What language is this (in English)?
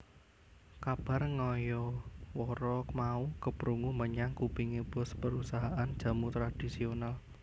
Javanese